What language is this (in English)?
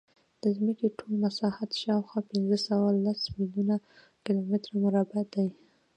Pashto